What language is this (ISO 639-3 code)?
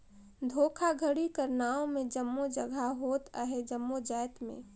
hne